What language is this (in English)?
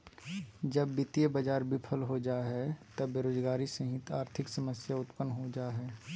Magahi